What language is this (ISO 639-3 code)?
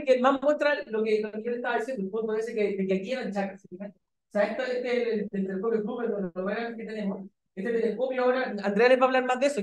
spa